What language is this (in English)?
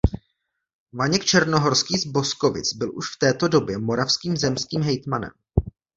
Czech